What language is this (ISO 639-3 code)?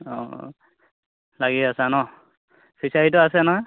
asm